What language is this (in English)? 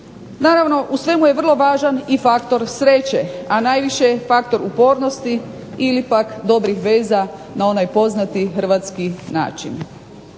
Croatian